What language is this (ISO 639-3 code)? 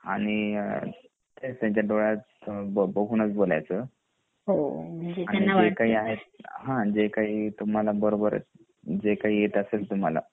mar